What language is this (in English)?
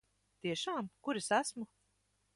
Latvian